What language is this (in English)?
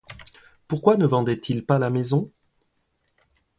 French